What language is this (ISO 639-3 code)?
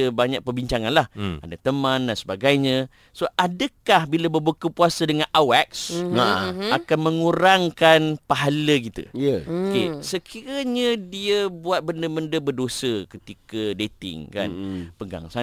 msa